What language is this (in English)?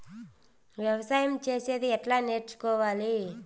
Telugu